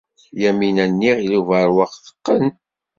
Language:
Kabyle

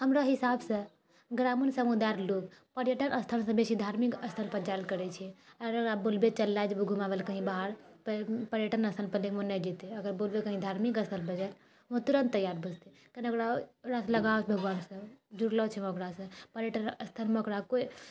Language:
Maithili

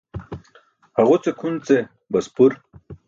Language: Burushaski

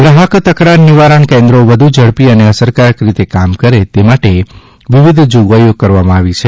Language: Gujarati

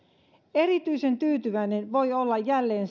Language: Finnish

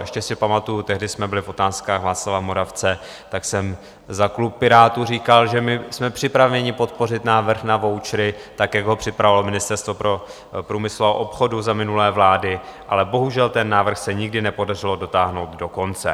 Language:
Czech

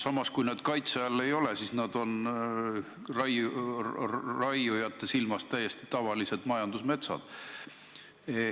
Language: Estonian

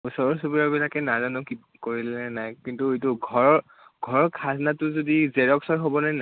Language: Assamese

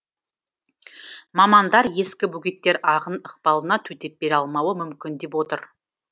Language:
Kazakh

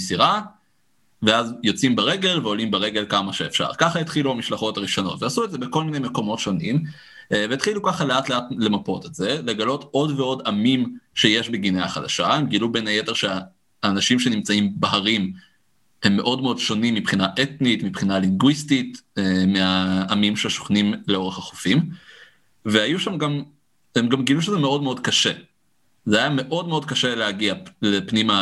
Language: Hebrew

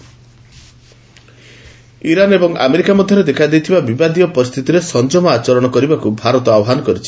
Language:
Odia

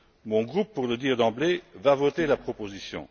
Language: French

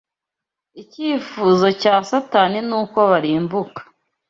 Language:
Kinyarwanda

